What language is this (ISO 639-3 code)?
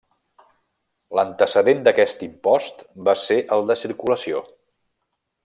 cat